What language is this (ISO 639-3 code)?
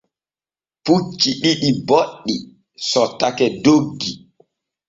fue